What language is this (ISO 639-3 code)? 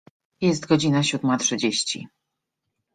pol